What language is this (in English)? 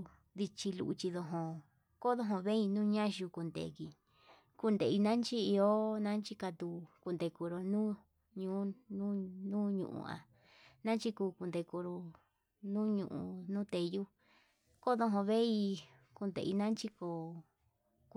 Yutanduchi Mixtec